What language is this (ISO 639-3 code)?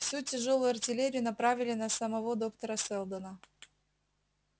rus